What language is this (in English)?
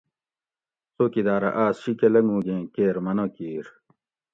Gawri